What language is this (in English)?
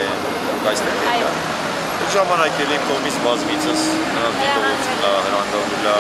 Romanian